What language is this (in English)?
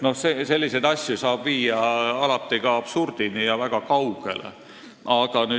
Estonian